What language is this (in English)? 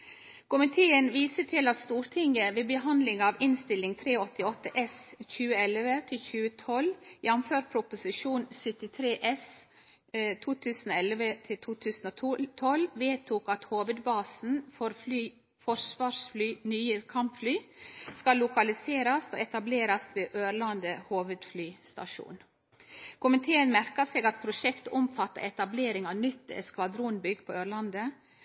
Norwegian Nynorsk